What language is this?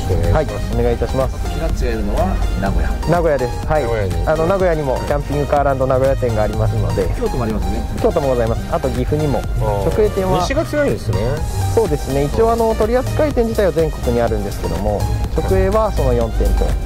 Japanese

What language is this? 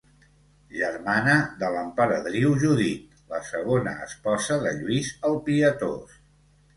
Catalan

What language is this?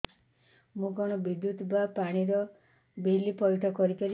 Odia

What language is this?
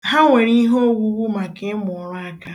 Igbo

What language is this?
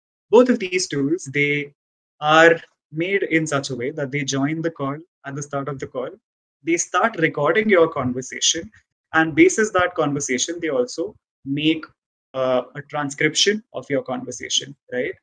English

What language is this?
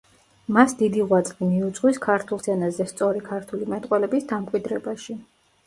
Georgian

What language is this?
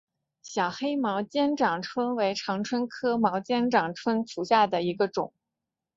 Chinese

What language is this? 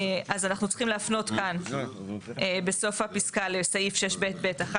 Hebrew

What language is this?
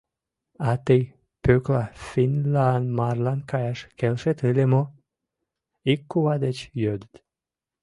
Mari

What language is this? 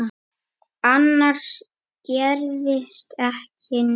Icelandic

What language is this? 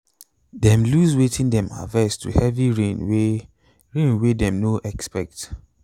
Nigerian Pidgin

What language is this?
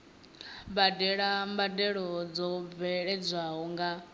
Venda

